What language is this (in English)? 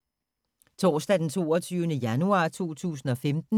Danish